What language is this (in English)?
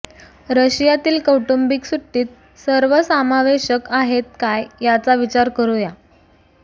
Marathi